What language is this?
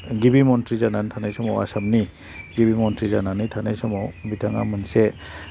Bodo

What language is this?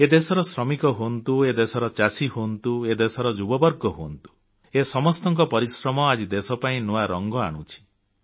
Odia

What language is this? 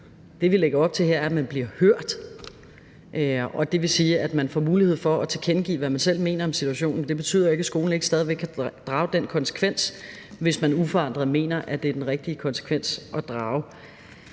Danish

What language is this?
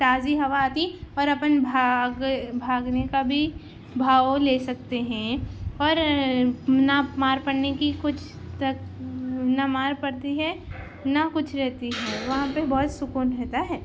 Urdu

